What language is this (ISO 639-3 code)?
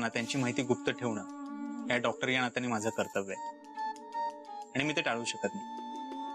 hin